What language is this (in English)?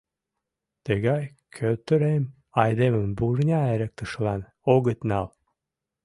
Mari